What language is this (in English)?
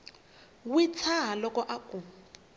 Tsonga